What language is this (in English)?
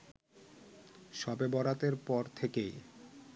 Bangla